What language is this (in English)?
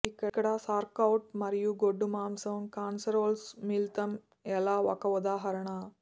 Telugu